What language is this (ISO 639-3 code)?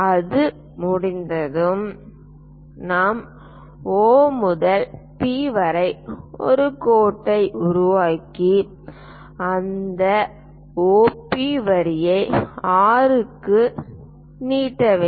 tam